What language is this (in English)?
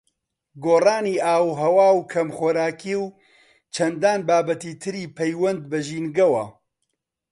Central Kurdish